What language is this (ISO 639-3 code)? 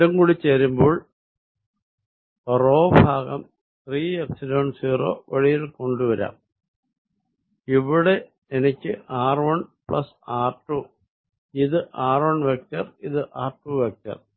mal